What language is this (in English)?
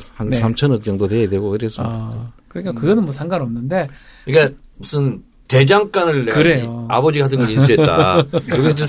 Korean